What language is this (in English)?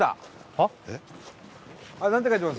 Japanese